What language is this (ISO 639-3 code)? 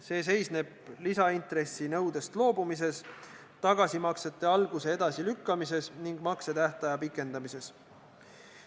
est